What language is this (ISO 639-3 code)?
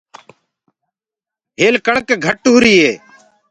ggg